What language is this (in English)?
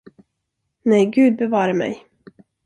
Swedish